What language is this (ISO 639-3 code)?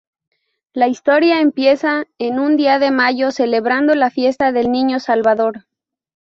spa